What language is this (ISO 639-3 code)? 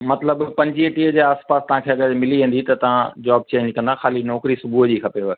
snd